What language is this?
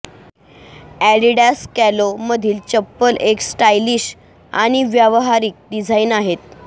Marathi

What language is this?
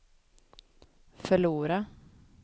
Swedish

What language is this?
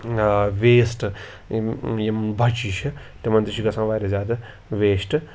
Kashmiri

